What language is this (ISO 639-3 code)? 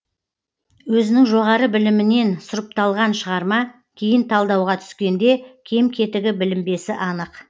kaz